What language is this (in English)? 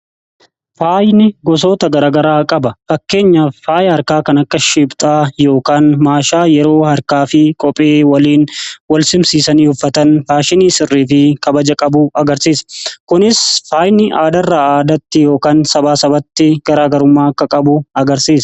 Oromo